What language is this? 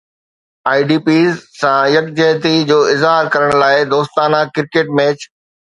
Sindhi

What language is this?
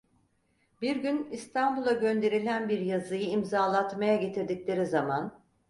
Turkish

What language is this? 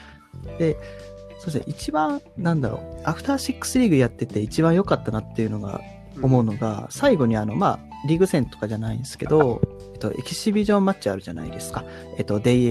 Japanese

